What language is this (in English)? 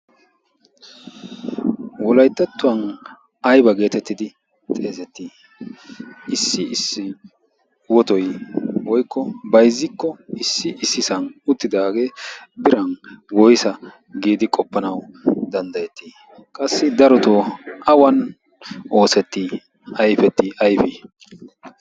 Wolaytta